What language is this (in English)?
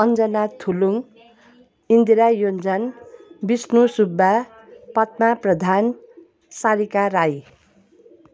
Nepali